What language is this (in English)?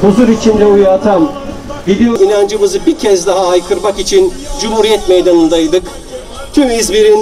Turkish